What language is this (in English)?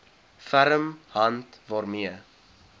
Afrikaans